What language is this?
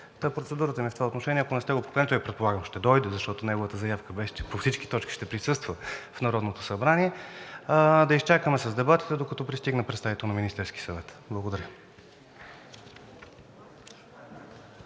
Bulgarian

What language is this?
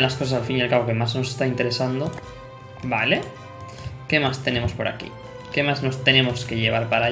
Spanish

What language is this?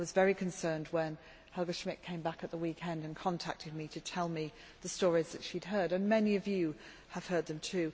English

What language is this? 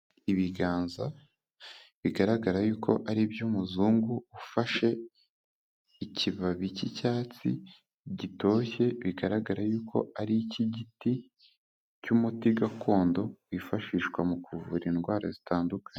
Kinyarwanda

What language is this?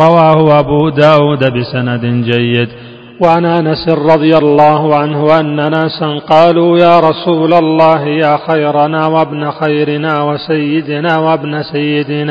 Arabic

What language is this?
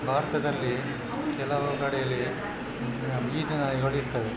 Kannada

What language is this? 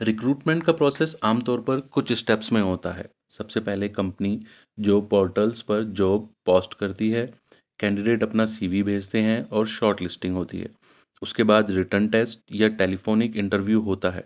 Urdu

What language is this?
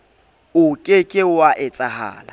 Southern Sotho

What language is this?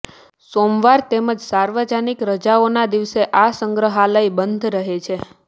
Gujarati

